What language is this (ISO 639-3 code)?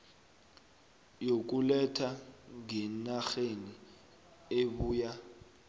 nbl